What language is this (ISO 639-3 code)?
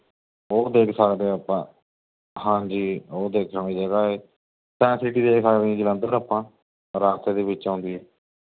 pan